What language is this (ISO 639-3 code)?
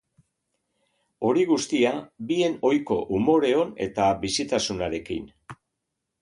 eus